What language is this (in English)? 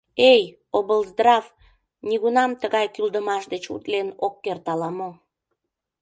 Mari